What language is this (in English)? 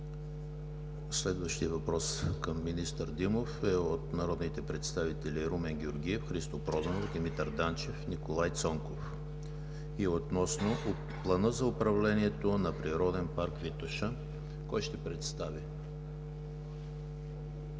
Bulgarian